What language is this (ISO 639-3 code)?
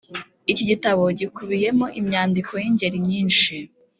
kin